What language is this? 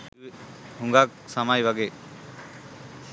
Sinhala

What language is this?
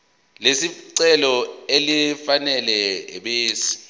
Zulu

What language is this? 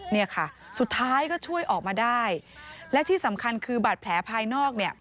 Thai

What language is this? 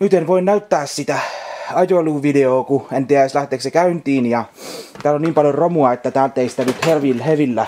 Finnish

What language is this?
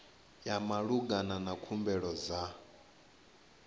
Venda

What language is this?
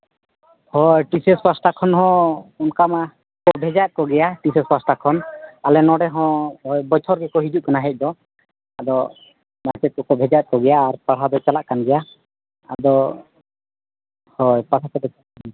Santali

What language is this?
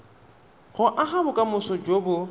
Tswana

